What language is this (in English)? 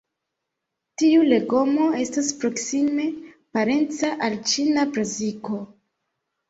Esperanto